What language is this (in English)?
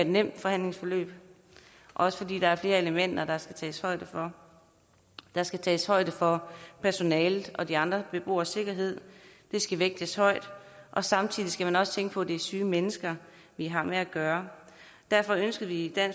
Danish